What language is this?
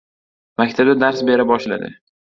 Uzbek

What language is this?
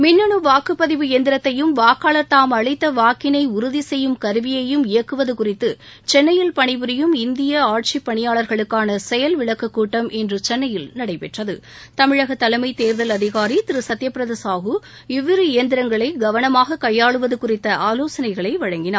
Tamil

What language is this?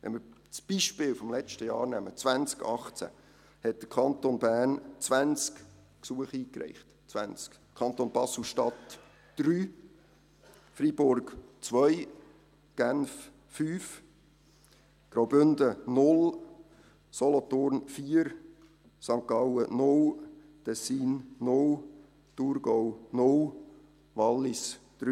Swiss German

